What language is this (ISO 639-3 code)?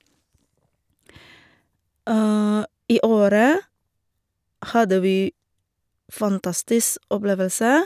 nor